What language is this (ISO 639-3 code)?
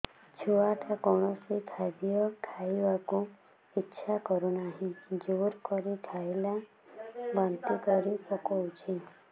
ori